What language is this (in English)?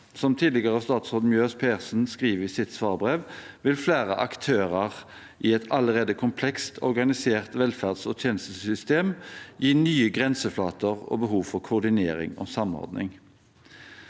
Norwegian